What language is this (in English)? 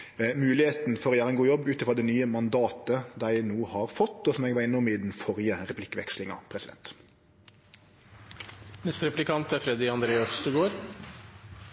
Norwegian Nynorsk